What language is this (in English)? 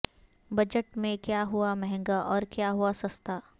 Urdu